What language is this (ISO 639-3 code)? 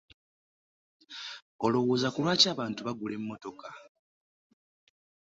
lug